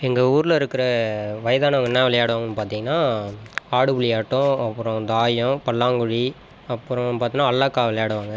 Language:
Tamil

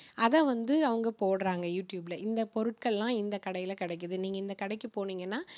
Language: Tamil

